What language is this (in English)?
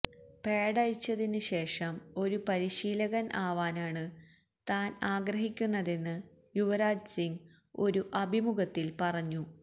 Malayalam